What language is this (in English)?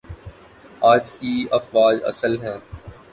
Urdu